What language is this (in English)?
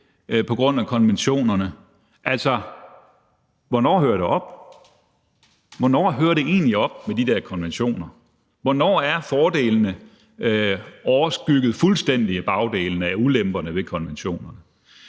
Danish